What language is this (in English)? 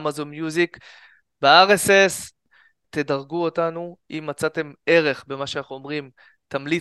Hebrew